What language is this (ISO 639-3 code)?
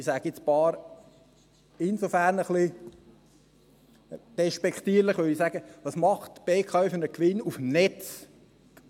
gsw